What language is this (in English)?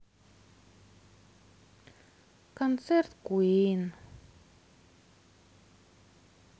Russian